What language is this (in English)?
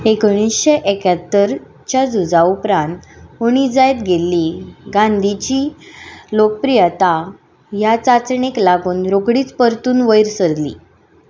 Konkani